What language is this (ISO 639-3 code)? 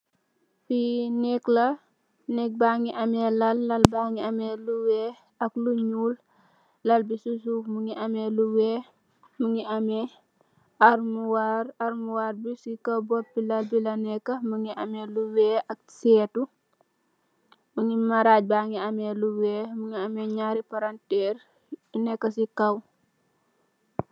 wol